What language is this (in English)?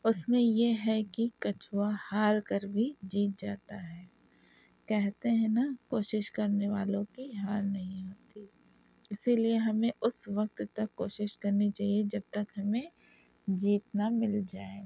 Urdu